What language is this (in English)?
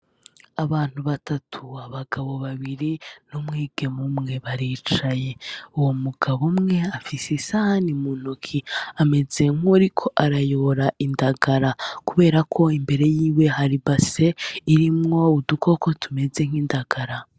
Rundi